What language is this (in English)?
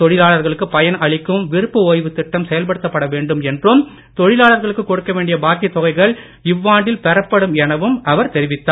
Tamil